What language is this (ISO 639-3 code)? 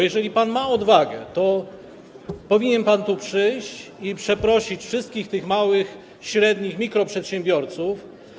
pol